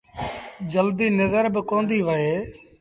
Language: Sindhi Bhil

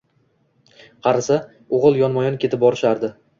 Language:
Uzbek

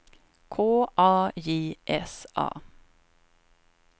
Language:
Swedish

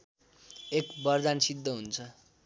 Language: Nepali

